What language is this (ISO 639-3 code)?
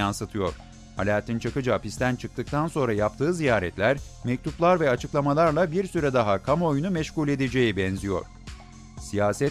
tur